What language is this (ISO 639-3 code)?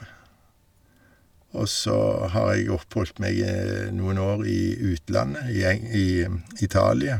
nor